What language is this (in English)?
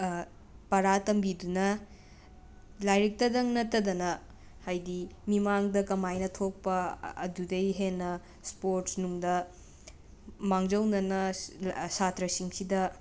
Manipuri